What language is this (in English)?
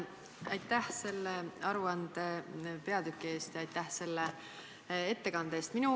Estonian